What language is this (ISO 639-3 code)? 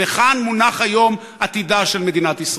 heb